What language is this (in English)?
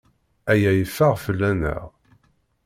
Kabyle